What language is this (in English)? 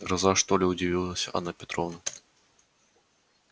Russian